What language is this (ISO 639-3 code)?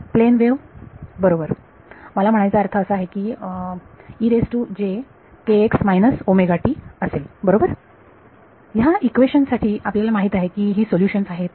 mar